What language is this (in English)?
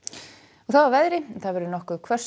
Icelandic